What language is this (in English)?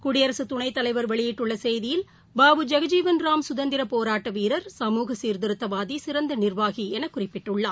Tamil